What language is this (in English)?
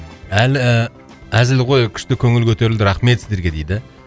Kazakh